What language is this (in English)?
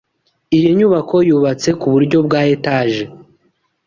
Kinyarwanda